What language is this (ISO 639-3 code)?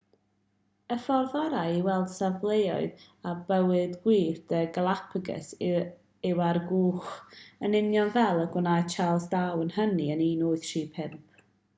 cym